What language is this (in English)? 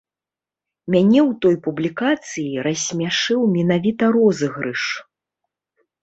Belarusian